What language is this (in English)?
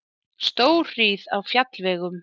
Icelandic